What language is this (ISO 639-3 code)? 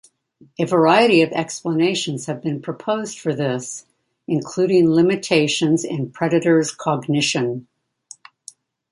eng